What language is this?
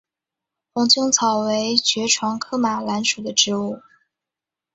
Chinese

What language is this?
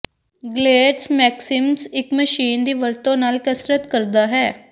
Punjabi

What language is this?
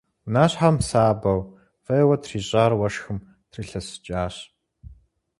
Kabardian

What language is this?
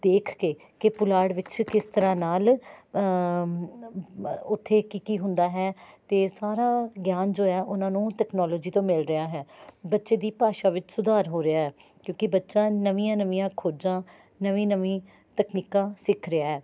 Punjabi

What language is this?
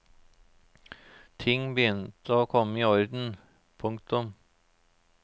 Norwegian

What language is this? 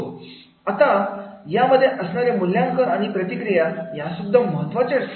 Marathi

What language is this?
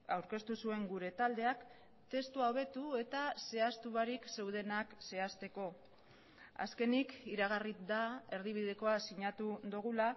Basque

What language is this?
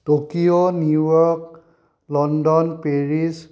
Assamese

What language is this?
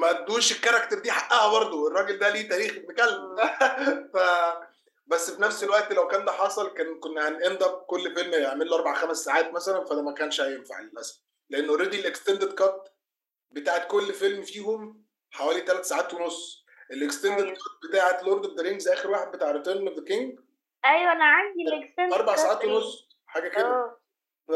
Arabic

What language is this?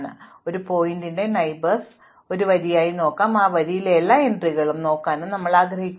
Malayalam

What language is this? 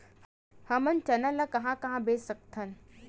Chhattisgarhi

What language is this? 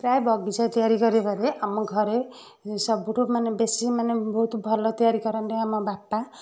Odia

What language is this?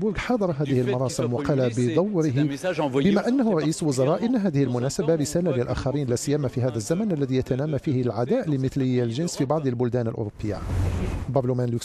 Arabic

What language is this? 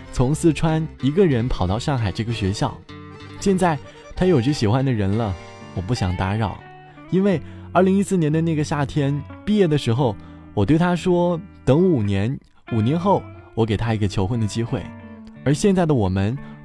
Chinese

